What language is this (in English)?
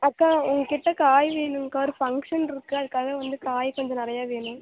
Tamil